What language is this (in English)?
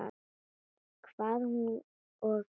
Icelandic